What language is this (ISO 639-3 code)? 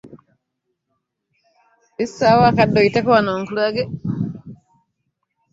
lug